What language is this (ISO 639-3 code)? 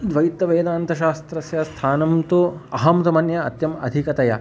san